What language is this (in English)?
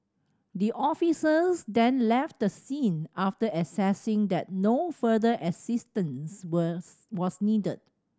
English